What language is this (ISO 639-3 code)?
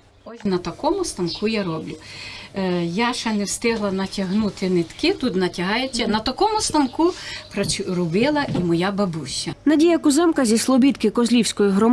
ukr